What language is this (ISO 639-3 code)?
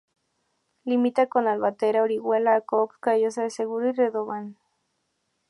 spa